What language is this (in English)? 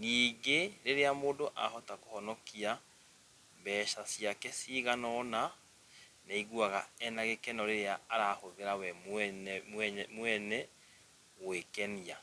Kikuyu